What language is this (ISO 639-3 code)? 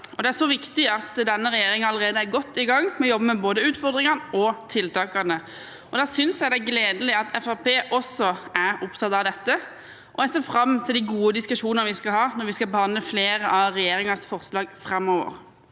nor